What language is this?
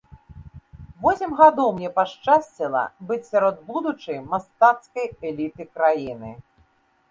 Belarusian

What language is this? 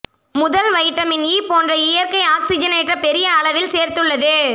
Tamil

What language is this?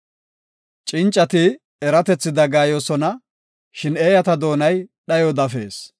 Gofa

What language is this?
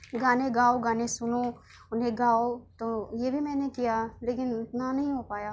Urdu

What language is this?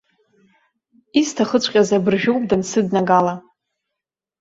Abkhazian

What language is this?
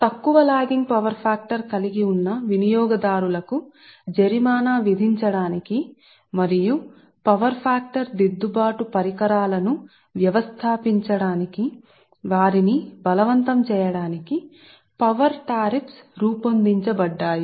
Telugu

